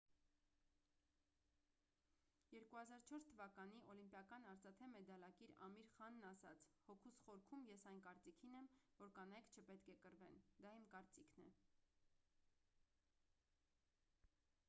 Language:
Armenian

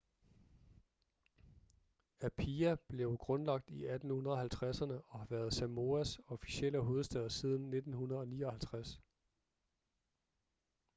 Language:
Danish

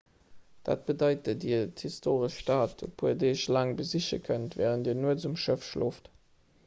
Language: Luxembourgish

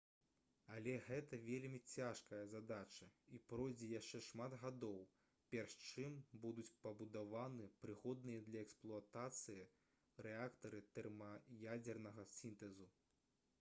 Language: Belarusian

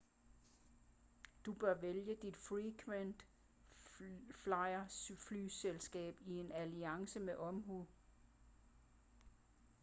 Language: Danish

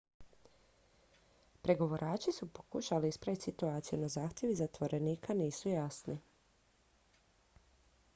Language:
Croatian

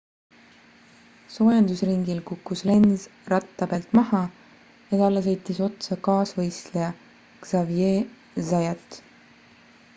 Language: Estonian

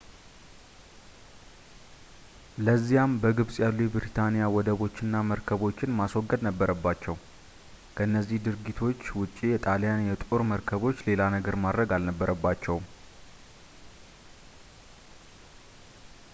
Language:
Amharic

